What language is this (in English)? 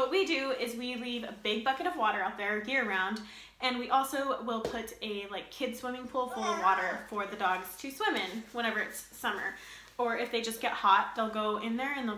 English